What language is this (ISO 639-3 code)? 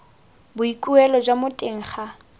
tsn